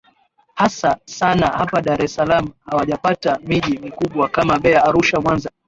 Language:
Swahili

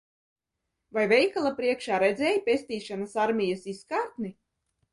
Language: Latvian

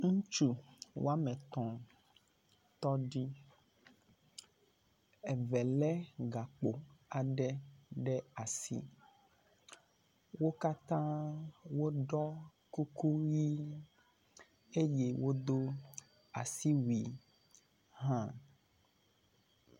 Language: Ewe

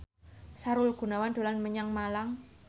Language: Javanese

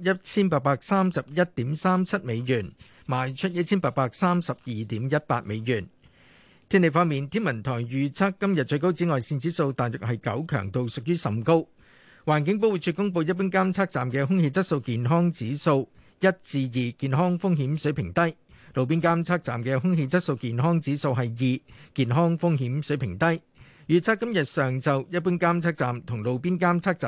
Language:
Chinese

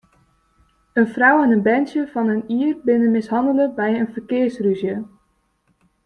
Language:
Western Frisian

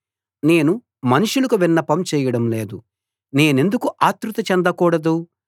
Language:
Telugu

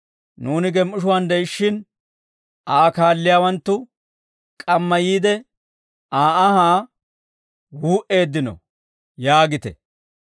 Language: Dawro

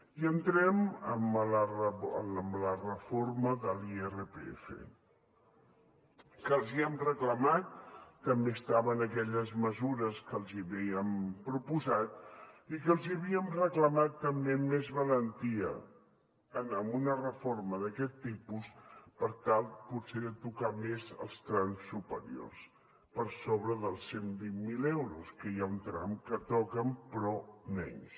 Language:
Catalan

